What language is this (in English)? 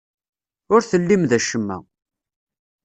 Kabyle